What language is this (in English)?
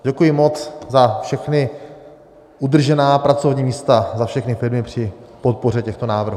Czech